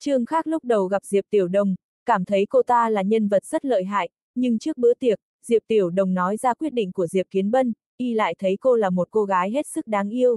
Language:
Vietnamese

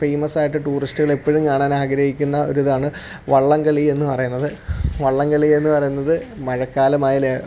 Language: Malayalam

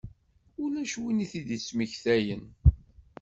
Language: Kabyle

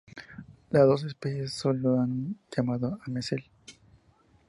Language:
Spanish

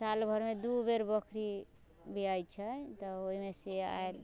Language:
Maithili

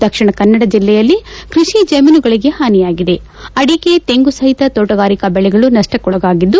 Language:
Kannada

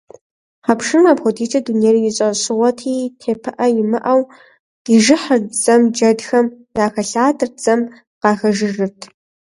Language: Kabardian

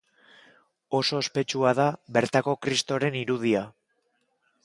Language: Basque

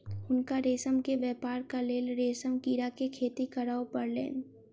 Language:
Maithili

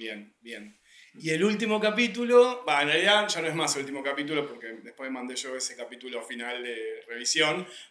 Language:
Spanish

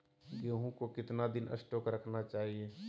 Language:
Magahi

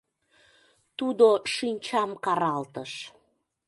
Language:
Mari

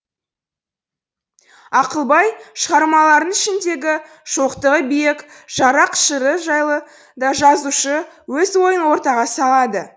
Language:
Kazakh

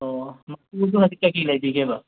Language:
Manipuri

